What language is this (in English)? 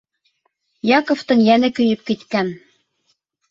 Bashkir